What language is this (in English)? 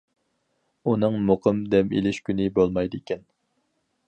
Uyghur